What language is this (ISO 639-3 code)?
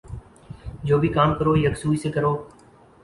urd